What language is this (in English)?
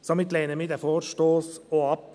Swiss German